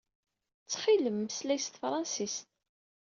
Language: Kabyle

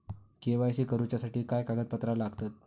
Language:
Marathi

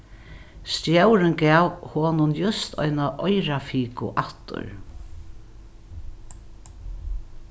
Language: Faroese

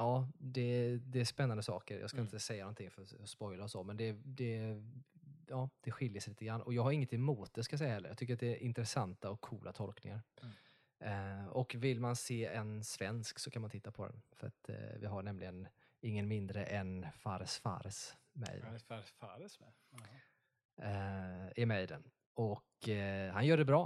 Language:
Swedish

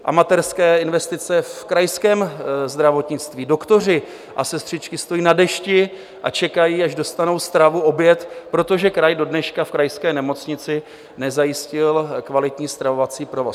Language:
Czech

